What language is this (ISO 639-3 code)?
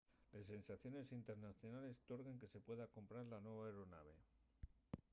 ast